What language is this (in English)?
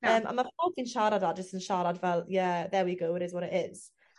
Welsh